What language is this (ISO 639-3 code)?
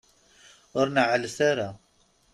kab